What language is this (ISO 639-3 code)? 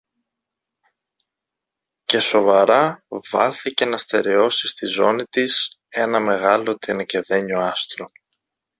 ell